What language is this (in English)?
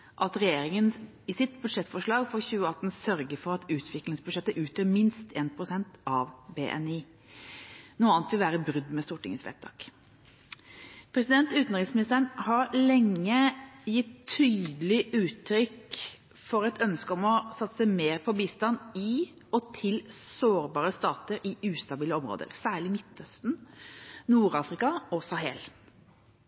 Norwegian Bokmål